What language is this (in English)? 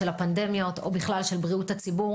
Hebrew